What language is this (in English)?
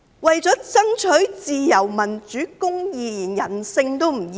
Cantonese